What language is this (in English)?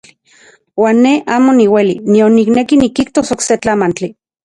Central Puebla Nahuatl